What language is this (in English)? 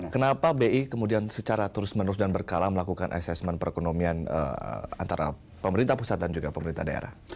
Indonesian